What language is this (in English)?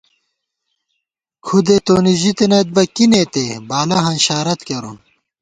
Gawar-Bati